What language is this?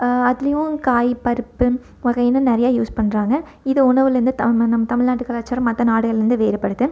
Tamil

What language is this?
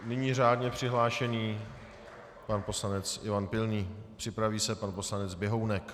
Czech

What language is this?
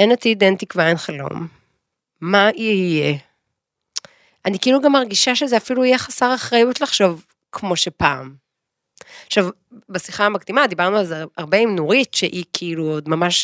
Hebrew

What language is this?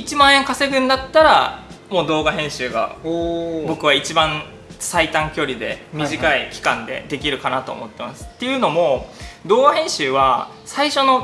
Japanese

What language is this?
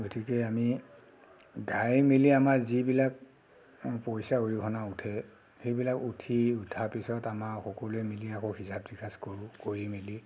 Assamese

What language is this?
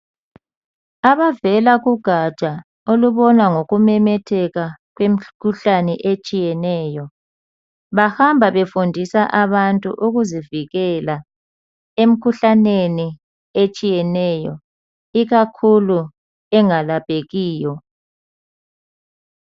North Ndebele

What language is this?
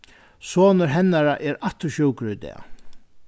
Faroese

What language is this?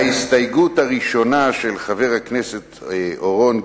Hebrew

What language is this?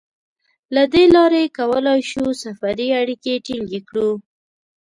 Pashto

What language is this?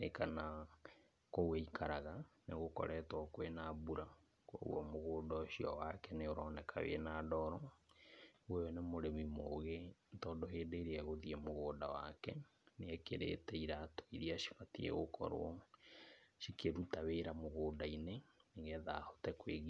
Kikuyu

